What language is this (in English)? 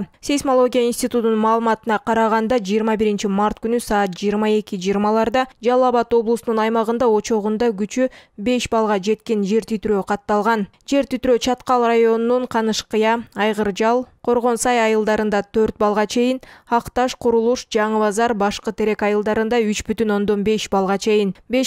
Russian